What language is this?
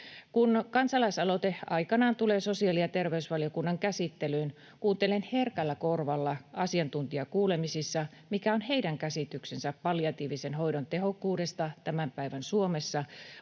Finnish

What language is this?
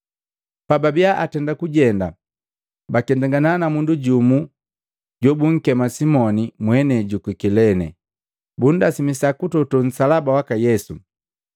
Matengo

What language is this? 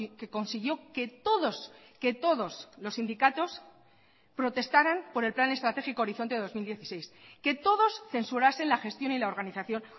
Spanish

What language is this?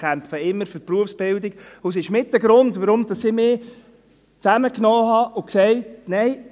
Swiss German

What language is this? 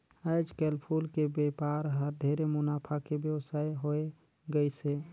Chhattisgarhi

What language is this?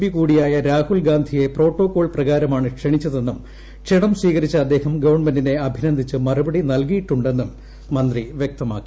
Malayalam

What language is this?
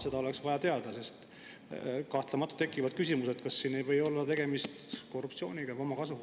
Estonian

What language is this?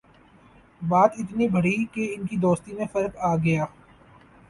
Urdu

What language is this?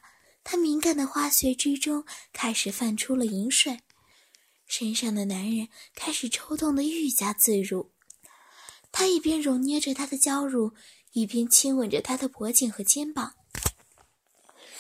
Chinese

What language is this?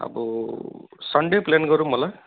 Nepali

